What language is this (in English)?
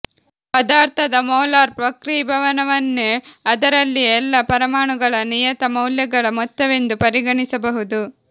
Kannada